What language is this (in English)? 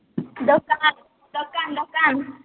Odia